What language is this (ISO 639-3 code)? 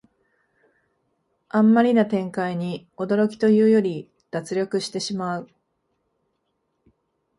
jpn